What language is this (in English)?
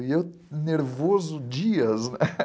Portuguese